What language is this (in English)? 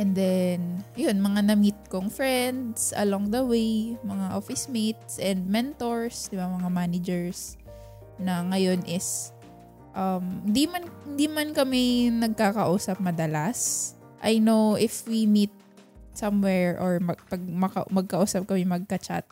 Filipino